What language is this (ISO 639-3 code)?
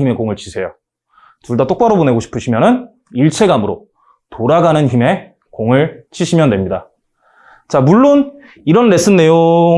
kor